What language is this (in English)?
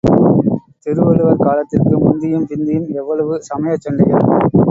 Tamil